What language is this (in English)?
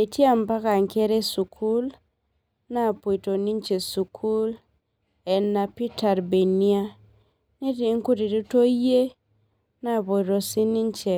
Masai